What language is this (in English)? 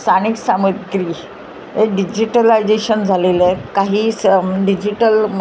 Marathi